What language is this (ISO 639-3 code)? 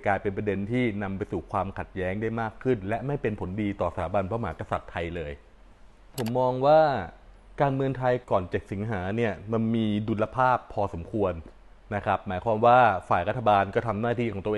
tha